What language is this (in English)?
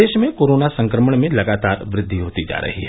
Hindi